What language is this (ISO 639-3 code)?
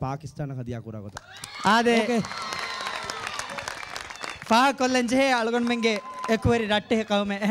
hin